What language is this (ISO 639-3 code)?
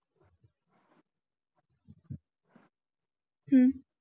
mar